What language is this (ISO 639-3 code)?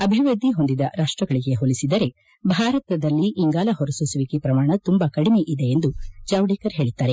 kan